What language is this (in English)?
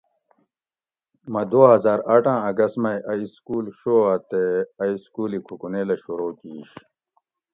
Gawri